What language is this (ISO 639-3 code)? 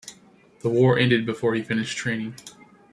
eng